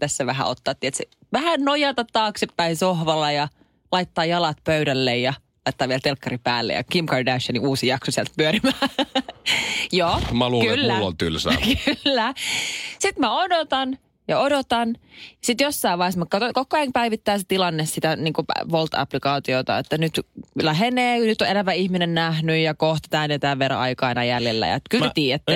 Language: Finnish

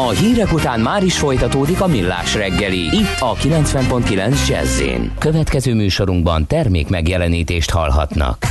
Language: Hungarian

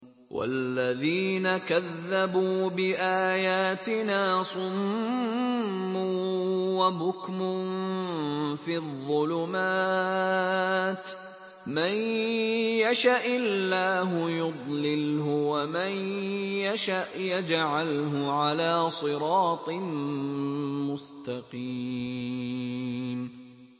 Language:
Arabic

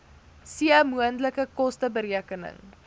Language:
Afrikaans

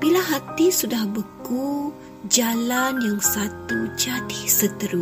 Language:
Malay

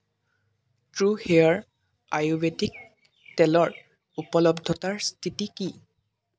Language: Assamese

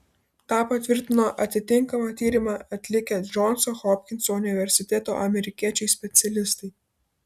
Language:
Lithuanian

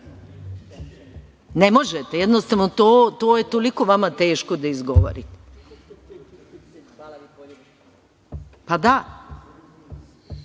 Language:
Serbian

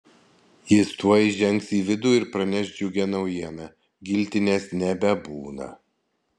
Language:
Lithuanian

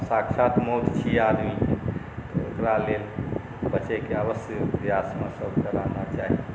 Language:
Maithili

